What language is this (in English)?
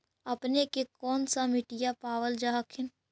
Magahi